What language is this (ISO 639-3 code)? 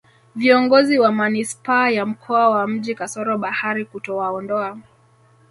swa